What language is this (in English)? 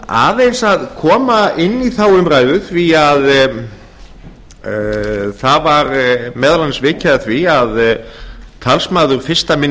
Icelandic